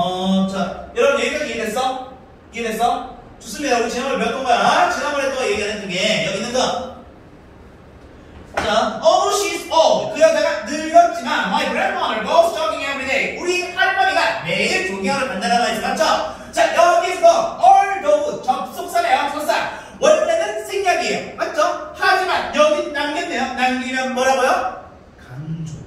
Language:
Korean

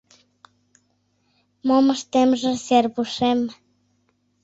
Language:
Mari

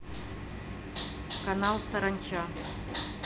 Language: Russian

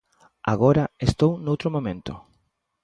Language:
Galician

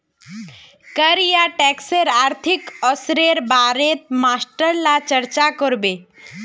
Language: Magahi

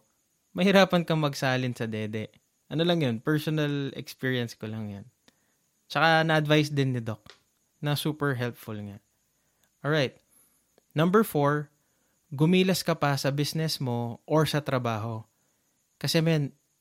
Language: Filipino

